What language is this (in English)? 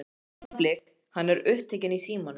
Icelandic